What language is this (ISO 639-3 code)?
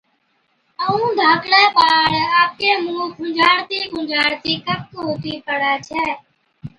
odk